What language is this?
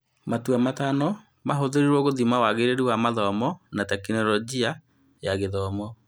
Kikuyu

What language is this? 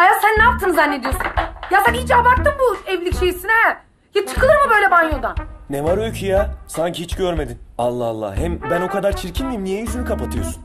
Turkish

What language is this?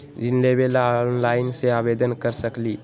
Magahi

